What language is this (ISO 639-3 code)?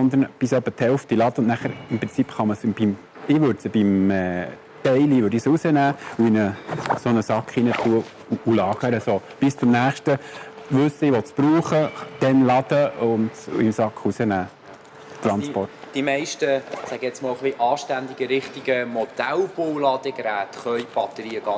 deu